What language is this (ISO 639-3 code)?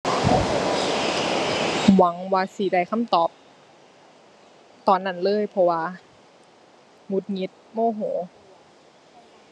tha